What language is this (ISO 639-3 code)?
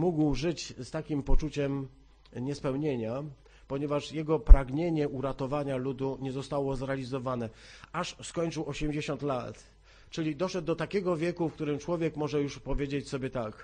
pol